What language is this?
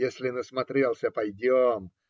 Russian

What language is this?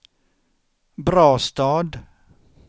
Swedish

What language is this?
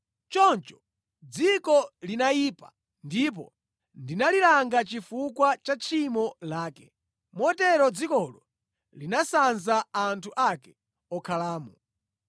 Nyanja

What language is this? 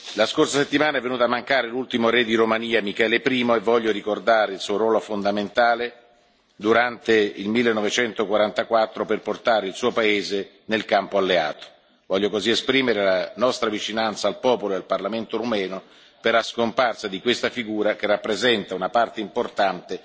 Italian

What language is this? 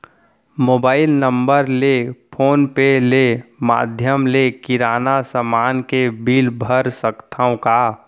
Chhattisgarhi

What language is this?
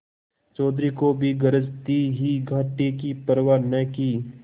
Hindi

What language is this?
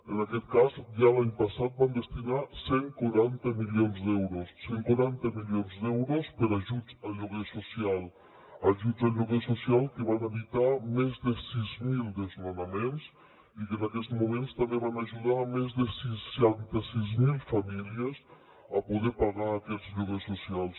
Catalan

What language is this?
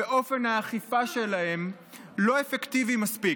Hebrew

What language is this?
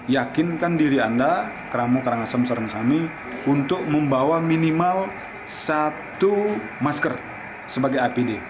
Indonesian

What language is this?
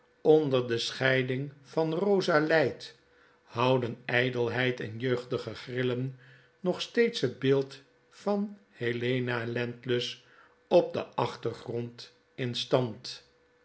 Dutch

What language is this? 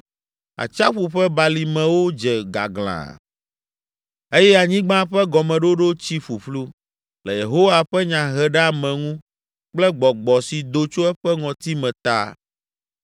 Ewe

